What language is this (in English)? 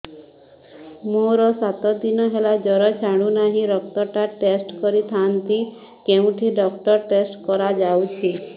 Odia